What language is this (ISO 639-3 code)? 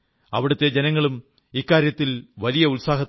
mal